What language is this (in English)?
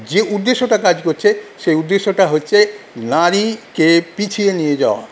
Bangla